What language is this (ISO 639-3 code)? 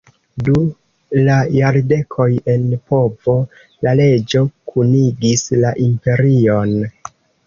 epo